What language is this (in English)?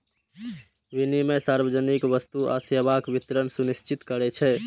Maithili